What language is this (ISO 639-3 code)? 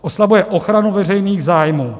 ces